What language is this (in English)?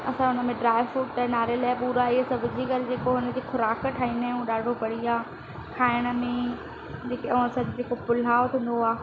Sindhi